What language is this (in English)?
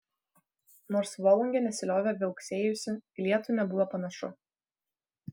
Lithuanian